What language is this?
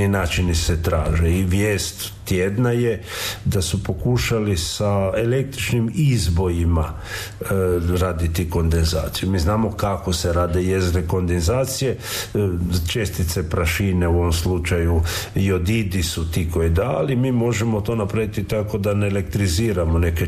Croatian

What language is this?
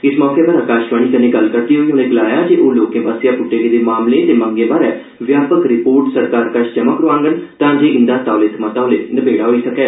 Dogri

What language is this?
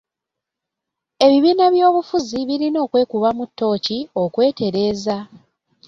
Ganda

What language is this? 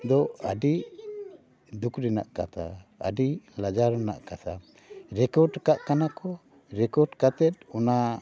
Santali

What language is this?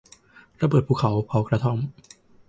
Thai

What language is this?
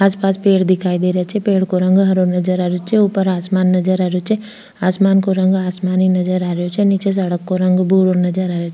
Rajasthani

